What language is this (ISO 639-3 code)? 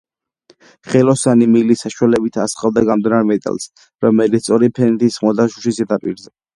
kat